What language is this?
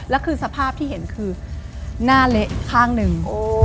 Thai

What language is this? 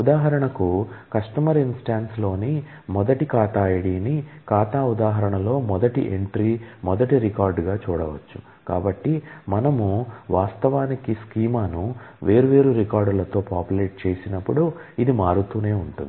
Telugu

